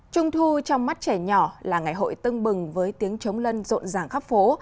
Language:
Vietnamese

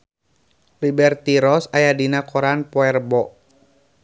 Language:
Sundanese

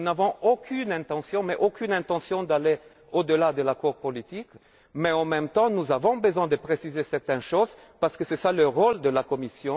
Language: French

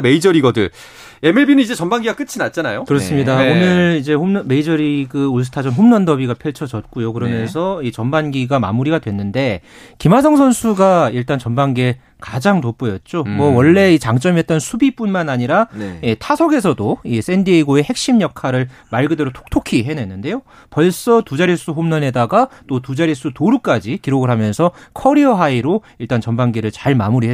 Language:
Korean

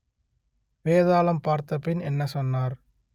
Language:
Tamil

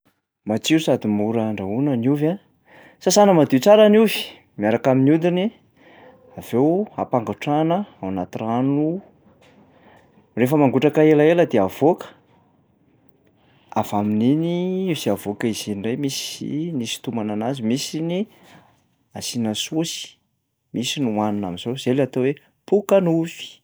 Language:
Malagasy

